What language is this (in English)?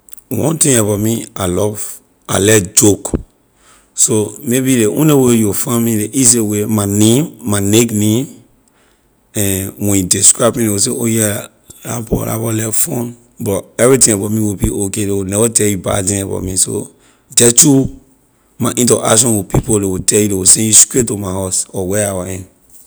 Liberian English